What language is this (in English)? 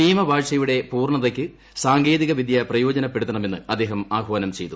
Malayalam